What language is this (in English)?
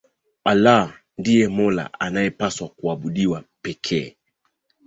Swahili